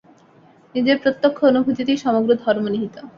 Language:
Bangla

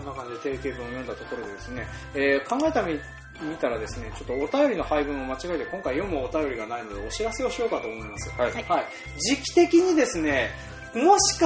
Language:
Japanese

